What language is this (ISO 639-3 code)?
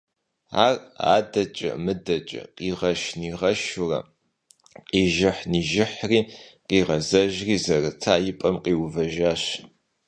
kbd